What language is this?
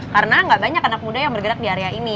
Indonesian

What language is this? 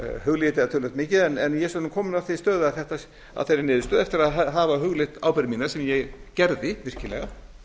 Icelandic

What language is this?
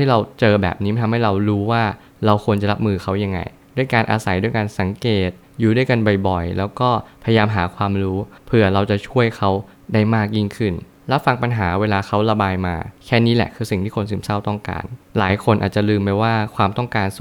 Thai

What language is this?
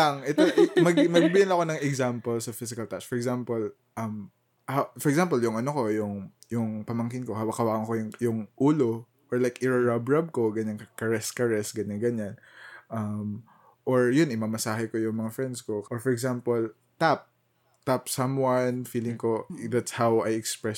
Filipino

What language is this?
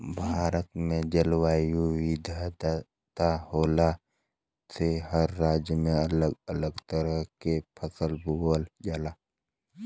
Bhojpuri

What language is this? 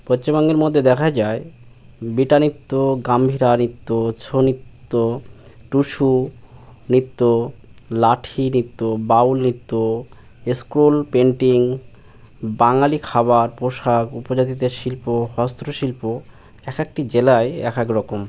Bangla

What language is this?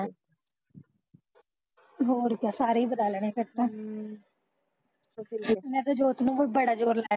Punjabi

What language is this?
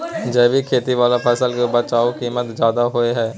Maithili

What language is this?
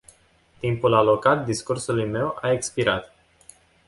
Romanian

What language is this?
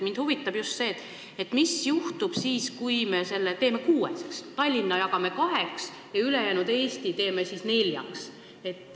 Estonian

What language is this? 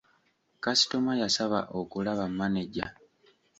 Ganda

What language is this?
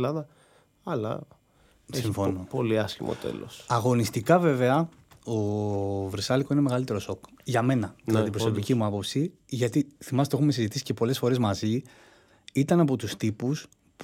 Greek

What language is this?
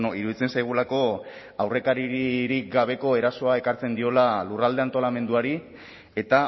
Basque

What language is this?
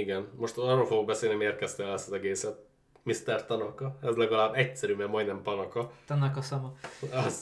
Hungarian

